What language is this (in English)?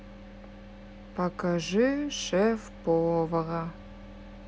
Russian